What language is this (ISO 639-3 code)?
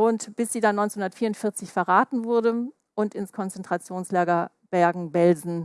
deu